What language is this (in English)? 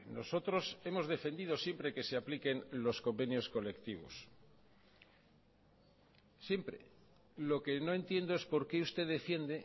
Spanish